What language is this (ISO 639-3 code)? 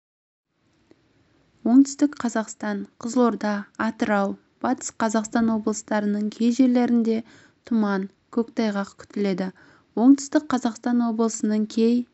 kaz